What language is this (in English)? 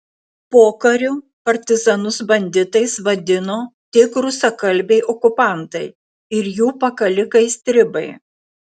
Lithuanian